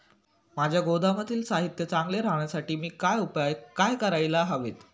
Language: Marathi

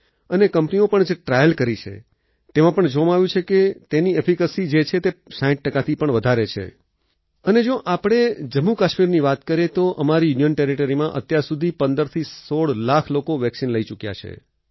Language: Gujarati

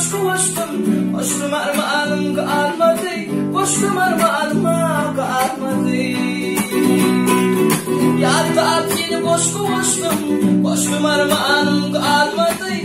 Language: Turkish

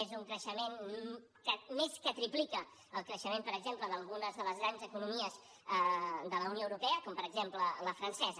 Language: Catalan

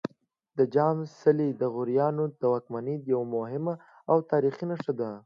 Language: Pashto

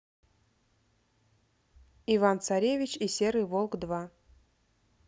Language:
Russian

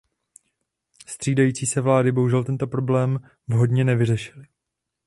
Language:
Czech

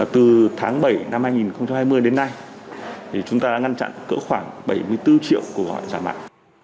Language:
Vietnamese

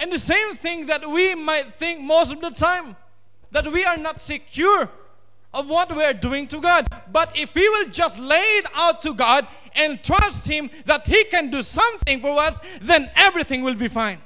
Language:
English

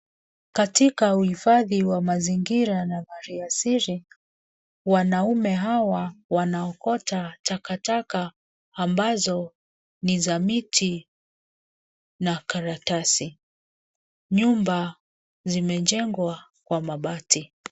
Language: Swahili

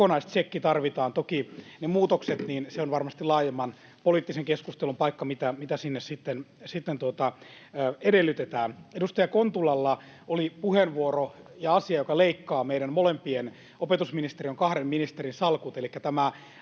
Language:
Finnish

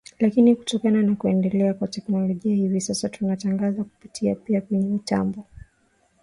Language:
Swahili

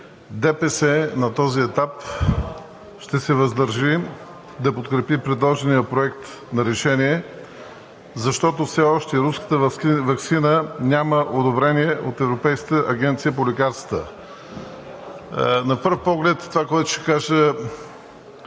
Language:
Bulgarian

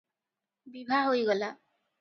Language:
Odia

